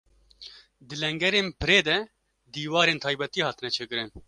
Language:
Kurdish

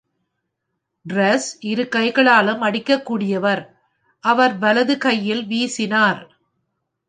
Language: Tamil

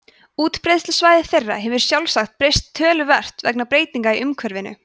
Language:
Icelandic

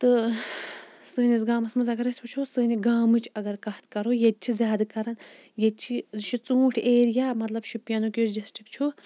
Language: Kashmiri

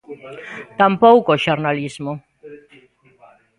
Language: Galician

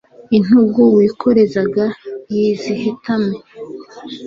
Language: Kinyarwanda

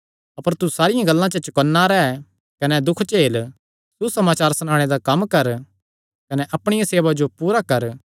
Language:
Kangri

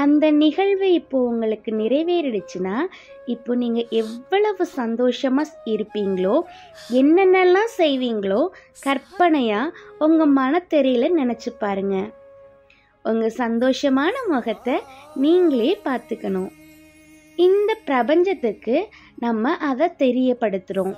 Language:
Tamil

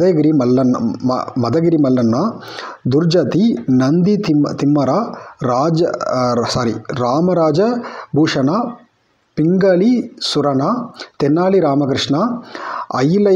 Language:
Tamil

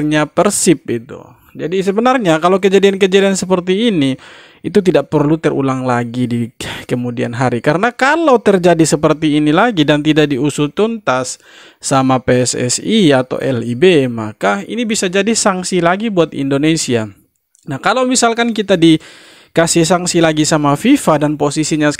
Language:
Indonesian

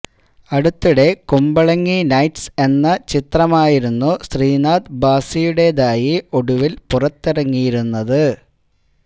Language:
Malayalam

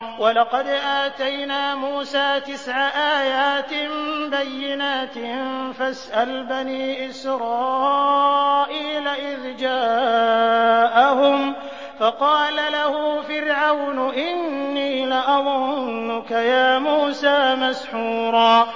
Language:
Arabic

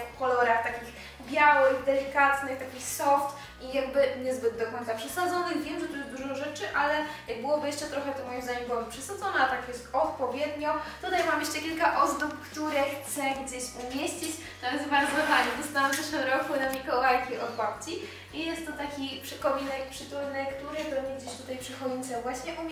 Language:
Polish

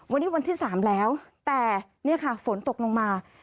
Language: Thai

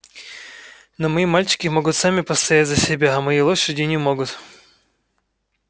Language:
Russian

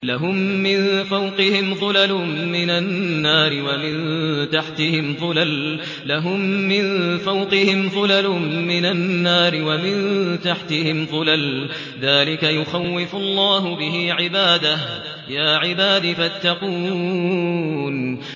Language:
Arabic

